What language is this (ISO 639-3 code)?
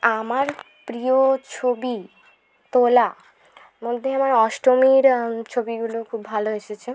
ben